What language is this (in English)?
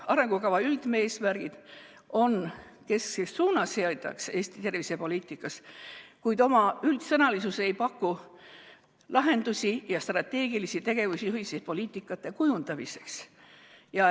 Estonian